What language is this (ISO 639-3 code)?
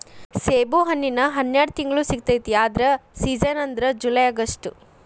kan